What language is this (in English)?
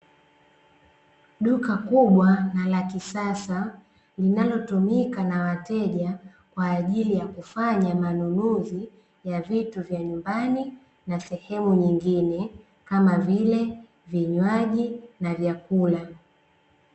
Swahili